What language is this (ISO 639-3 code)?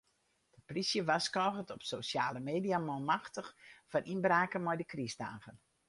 fry